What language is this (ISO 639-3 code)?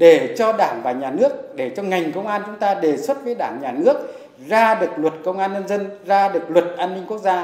vie